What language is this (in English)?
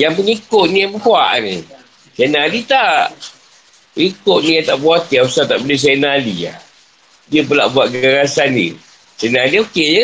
Malay